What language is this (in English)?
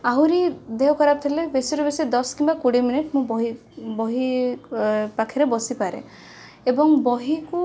Odia